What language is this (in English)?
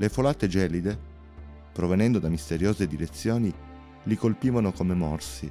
Italian